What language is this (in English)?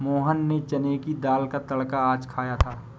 Hindi